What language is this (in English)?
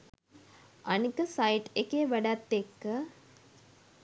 Sinhala